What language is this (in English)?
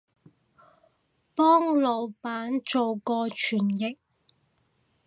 Cantonese